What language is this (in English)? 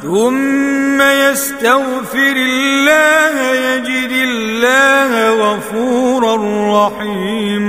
Arabic